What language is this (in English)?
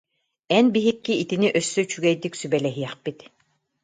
Yakut